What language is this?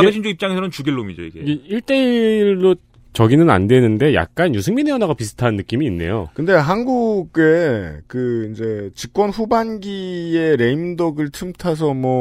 Korean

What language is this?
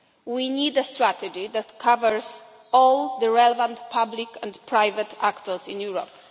English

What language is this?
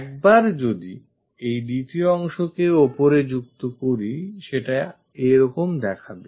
Bangla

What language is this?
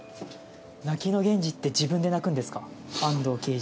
Japanese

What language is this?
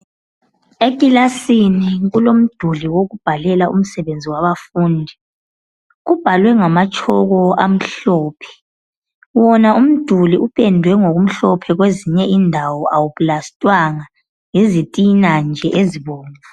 North Ndebele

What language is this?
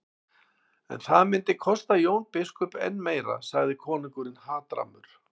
Icelandic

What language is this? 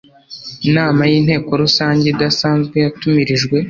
Kinyarwanda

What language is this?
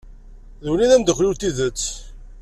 Kabyle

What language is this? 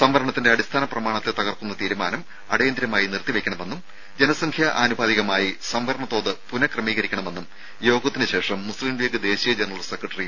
Malayalam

